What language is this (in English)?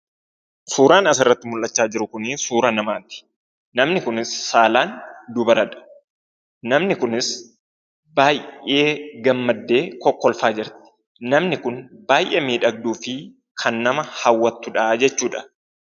Oromo